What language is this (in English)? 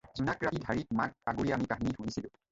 Assamese